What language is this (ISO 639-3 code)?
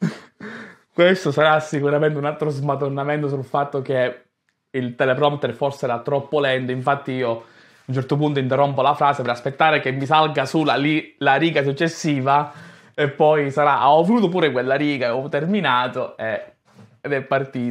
ita